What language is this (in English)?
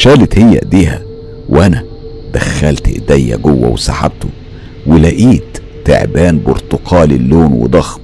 Arabic